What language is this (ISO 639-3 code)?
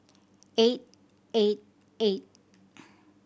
eng